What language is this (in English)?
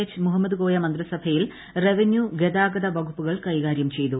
Malayalam